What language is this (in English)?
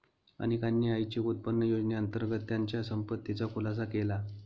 Marathi